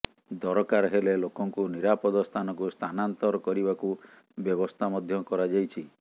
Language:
Odia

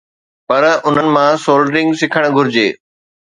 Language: Sindhi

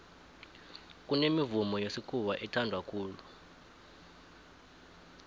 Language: South Ndebele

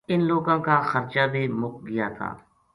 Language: Gujari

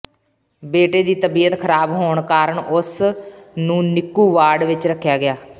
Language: Punjabi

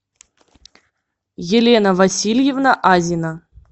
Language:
Russian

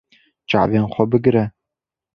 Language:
Kurdish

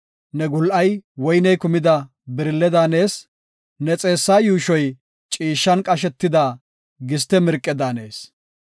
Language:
Gofa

